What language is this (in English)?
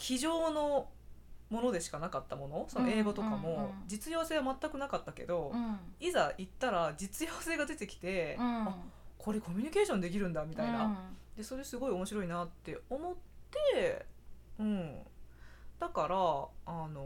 Japanese